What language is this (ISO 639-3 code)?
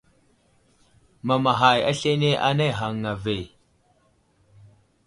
udl